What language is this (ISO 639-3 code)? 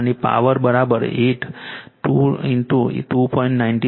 guj